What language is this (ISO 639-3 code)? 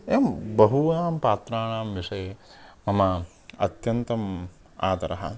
san